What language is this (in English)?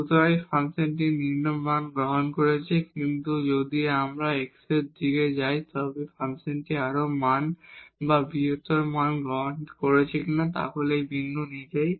Bangla